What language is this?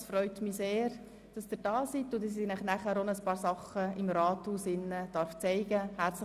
Swiss German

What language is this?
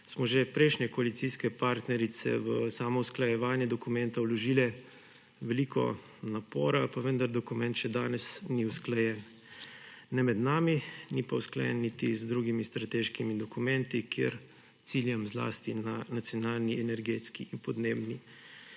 Slovenian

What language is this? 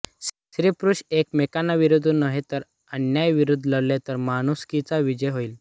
Marathi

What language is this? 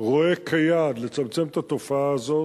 Hebrew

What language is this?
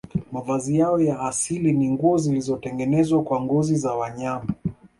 Swahili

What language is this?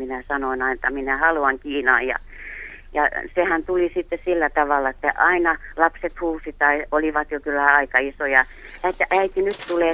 Finnish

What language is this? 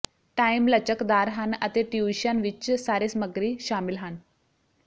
Punjabi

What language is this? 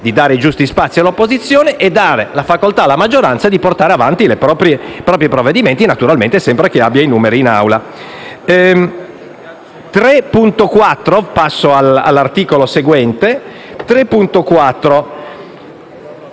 Italian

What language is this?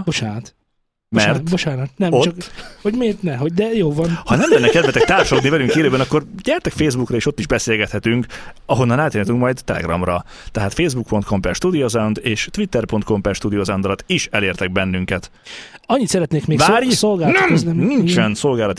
Hungarian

